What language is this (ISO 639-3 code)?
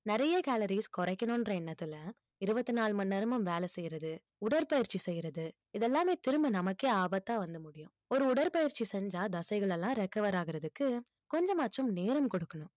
tam